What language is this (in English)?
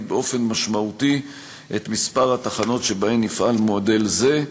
Hebrew